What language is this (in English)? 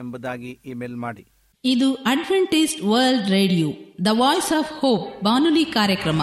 Kannada